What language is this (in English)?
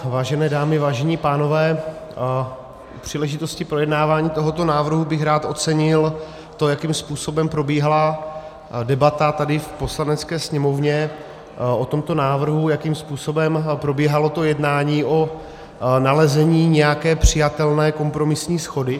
Czech